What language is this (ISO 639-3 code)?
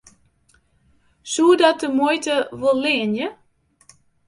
fry